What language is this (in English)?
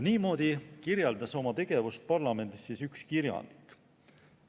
Estonian